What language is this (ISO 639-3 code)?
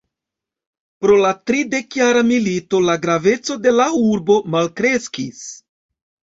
epo